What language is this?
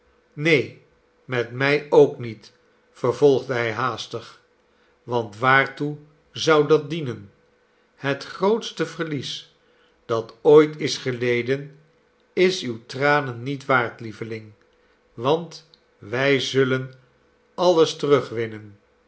Dutch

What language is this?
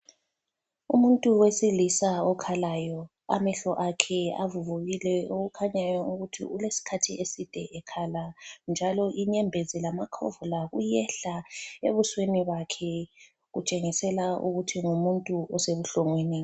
North Ndebele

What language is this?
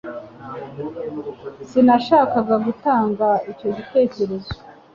Kinyarwanda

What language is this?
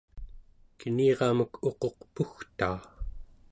Central Yupik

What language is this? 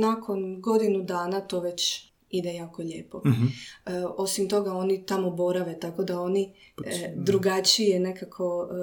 Croatian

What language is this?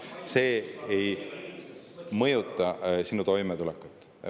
Estonian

